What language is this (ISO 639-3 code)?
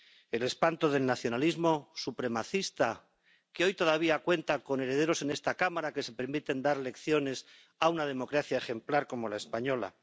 spa